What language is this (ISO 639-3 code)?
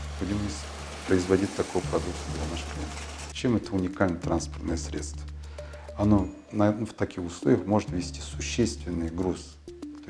rus